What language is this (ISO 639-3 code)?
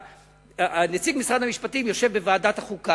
heb